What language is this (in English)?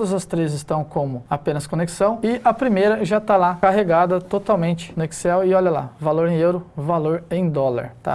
Portuguese